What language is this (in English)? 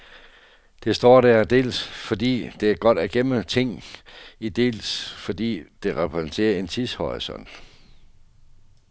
Danish